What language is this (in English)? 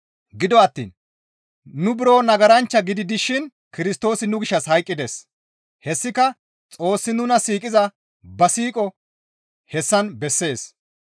Gamo